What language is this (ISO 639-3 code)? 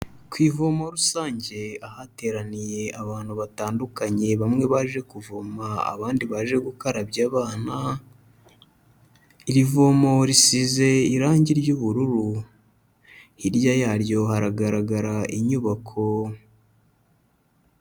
kin